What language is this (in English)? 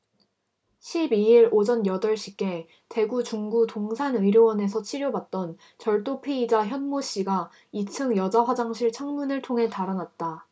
Korean